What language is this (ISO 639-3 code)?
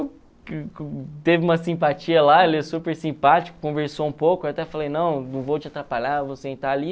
por